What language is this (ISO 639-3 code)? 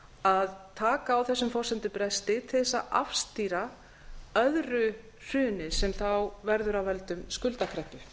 isl